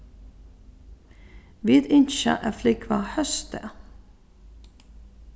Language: Faroese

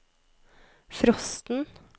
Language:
Norwegian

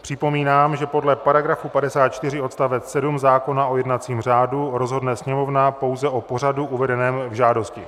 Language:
Czech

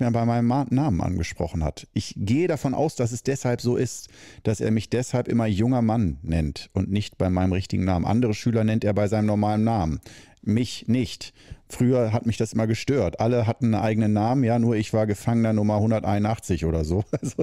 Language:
German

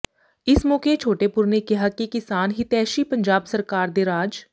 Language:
Punjabi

